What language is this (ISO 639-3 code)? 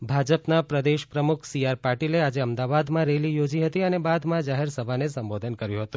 guj